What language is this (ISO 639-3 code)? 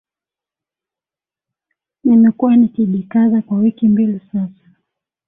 swa